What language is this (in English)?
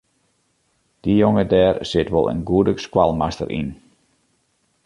Western Frisian